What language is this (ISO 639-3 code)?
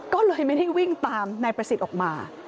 tha